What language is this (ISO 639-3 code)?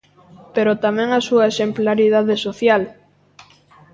glg